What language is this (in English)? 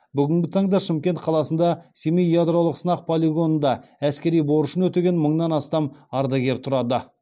Kazakh